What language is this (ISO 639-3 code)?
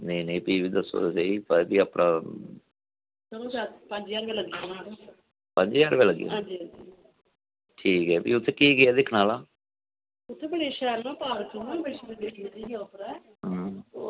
doi